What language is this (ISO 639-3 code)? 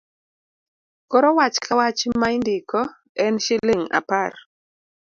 luo